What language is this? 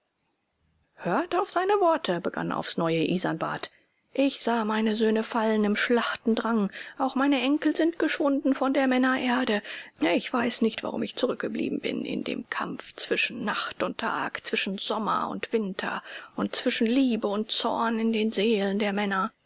German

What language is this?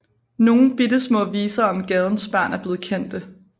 Danish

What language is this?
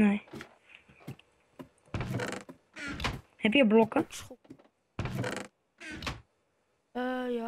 Dutch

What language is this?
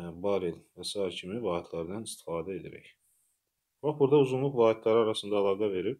Turkish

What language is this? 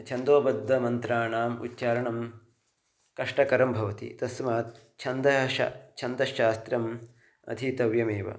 Sanskrit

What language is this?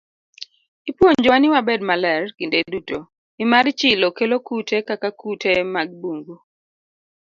Luo (Kenya and Tanzania)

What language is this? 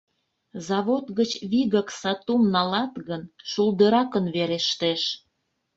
Mari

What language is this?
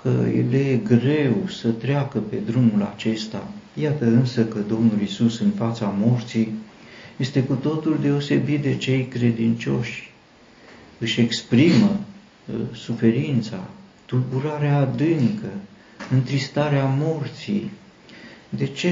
Romanian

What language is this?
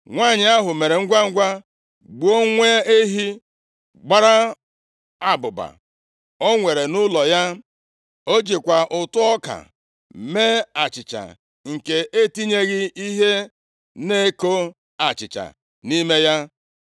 Igbo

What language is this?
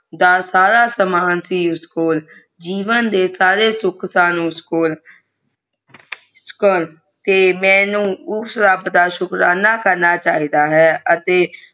Punjabi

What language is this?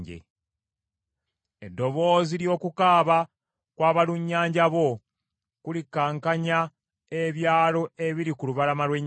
Ganda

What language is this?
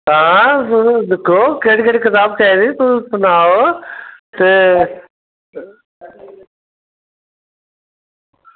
Dogri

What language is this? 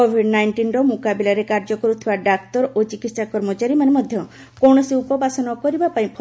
Odia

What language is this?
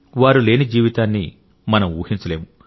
Telugu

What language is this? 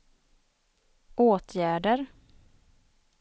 Swedish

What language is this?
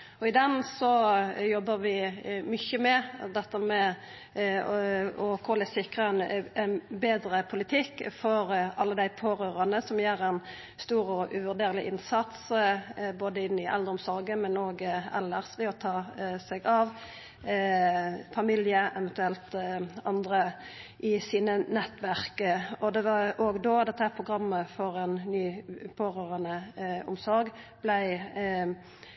Norwegian Nynorsk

